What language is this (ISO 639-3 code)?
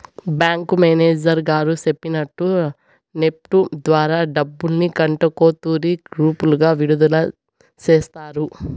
tel